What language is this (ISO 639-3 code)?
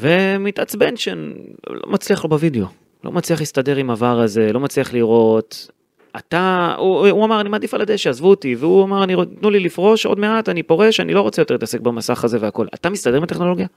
heb